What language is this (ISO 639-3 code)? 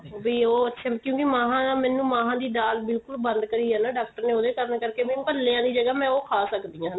pan